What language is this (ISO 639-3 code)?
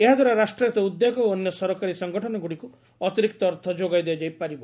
ori